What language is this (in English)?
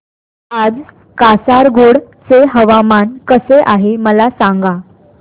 Marathi